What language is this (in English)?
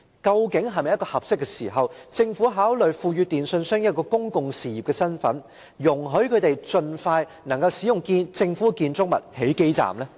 Cantonese